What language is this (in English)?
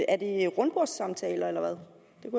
Danish